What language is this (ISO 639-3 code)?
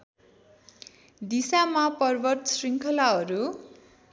nep